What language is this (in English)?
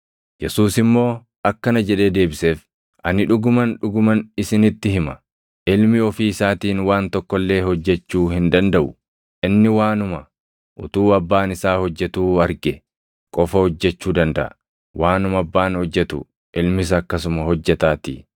Oromo